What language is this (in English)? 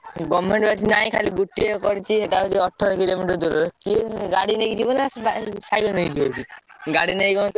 Odia